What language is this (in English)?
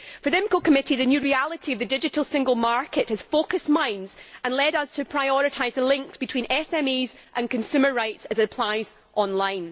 English